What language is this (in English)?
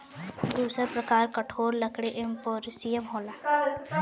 Bhojpuri